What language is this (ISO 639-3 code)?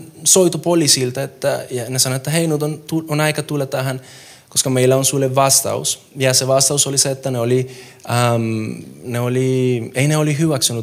fin